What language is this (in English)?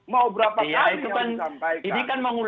Indonesian